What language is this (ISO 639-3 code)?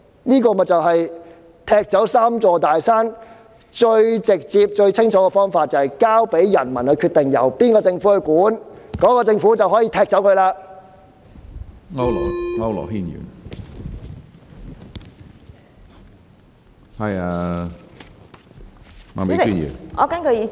yue